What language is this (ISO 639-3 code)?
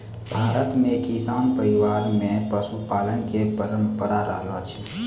mai